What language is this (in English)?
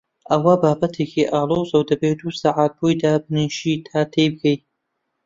Central Kurdish